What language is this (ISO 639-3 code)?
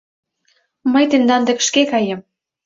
chm